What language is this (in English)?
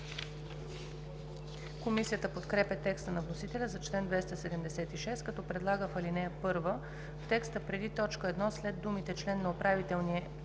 Bulgarian